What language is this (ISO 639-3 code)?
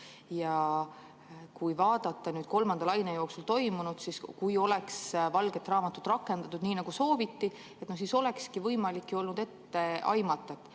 est